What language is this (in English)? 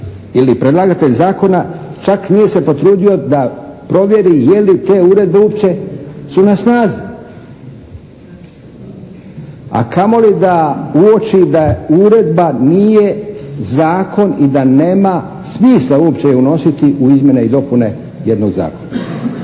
Croatian